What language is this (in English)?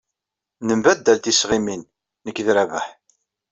Kabyle